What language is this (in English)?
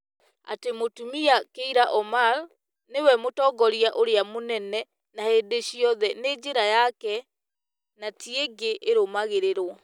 Kikuyu